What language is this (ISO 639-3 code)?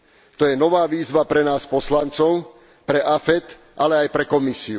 slk